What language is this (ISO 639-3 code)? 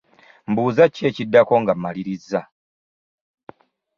lug